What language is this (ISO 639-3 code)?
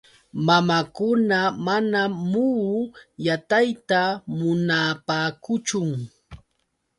qux